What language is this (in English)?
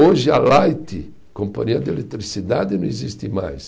Portuguese